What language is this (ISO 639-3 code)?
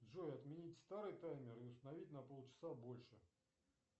rus